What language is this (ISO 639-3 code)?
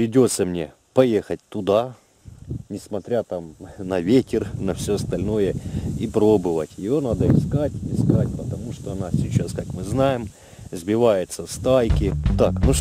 rus